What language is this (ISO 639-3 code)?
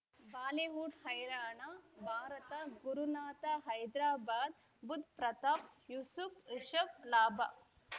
kan